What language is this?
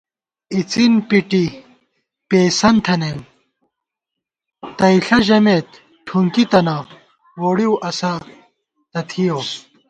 Gawar-Bati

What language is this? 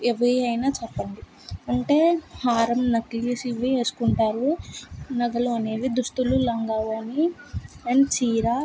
Telugu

